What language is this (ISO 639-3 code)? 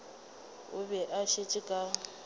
nso